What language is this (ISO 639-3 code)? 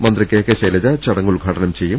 mal